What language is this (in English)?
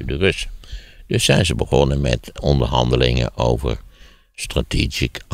Dutch